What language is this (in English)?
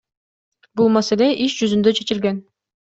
Kyrgyz